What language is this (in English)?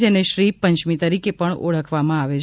Gujarati